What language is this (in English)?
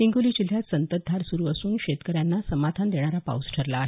Marathi